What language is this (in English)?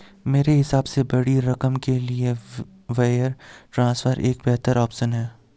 Hindi